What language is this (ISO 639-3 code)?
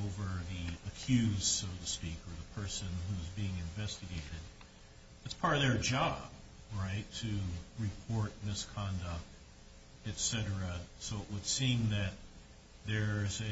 eng